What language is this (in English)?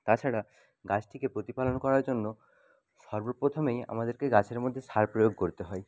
Bangla